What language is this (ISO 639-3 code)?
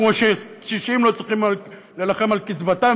heb